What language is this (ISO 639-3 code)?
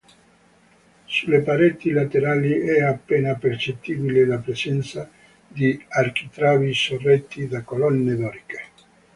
ita